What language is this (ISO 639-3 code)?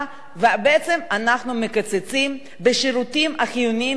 heb